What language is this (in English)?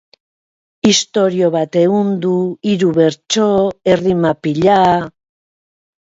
Basque